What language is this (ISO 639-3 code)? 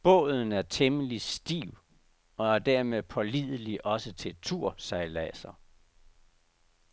dan